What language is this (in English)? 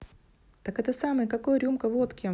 Russian